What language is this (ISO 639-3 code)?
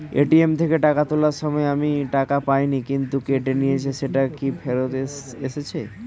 ben